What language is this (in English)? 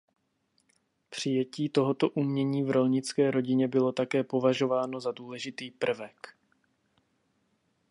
Czech